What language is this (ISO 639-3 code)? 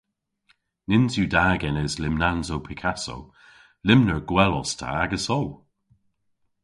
cor